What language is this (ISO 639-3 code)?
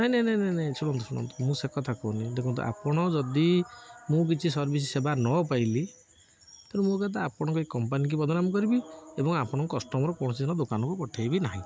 ori